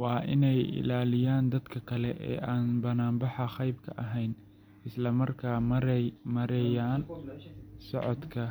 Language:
Somali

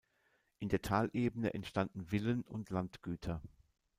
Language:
German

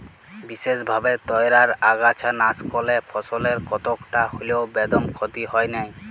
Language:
Bangla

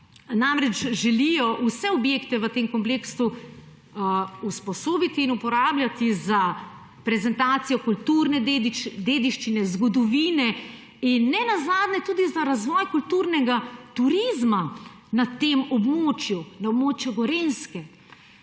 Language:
Slovenian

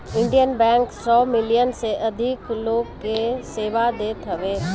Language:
Bhojpuri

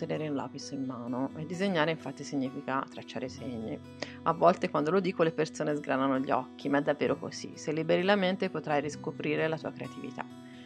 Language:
Italian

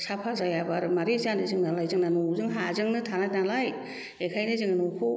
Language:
Bodo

